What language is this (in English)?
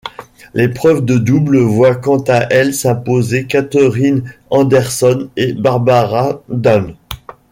French